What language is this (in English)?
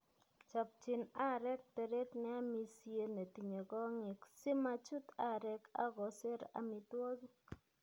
Kalenjin